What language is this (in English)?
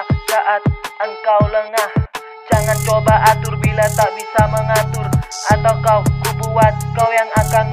Indonesian